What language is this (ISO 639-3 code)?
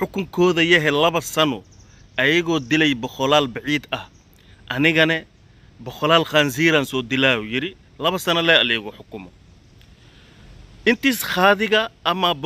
ara